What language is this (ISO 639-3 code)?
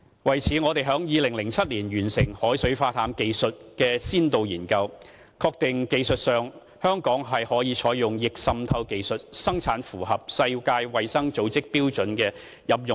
yue